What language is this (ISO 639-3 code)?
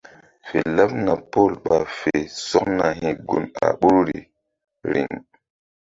mdd